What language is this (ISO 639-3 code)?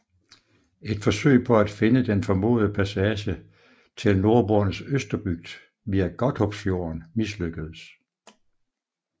dan